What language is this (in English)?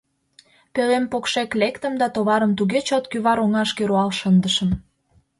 Mari